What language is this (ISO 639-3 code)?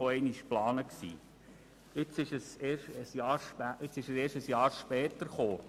gsw